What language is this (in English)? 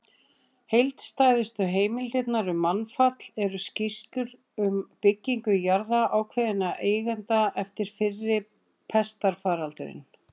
Icelandic